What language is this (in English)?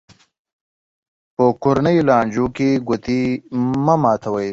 Pashto